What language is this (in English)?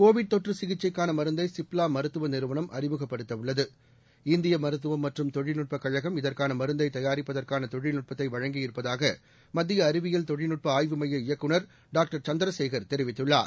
Tamil